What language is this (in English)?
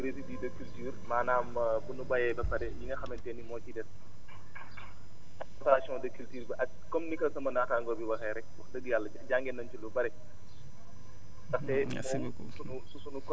Wolof